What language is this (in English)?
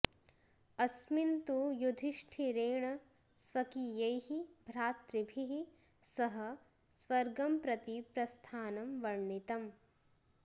Sanskrit